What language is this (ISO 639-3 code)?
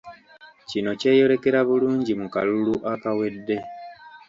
lug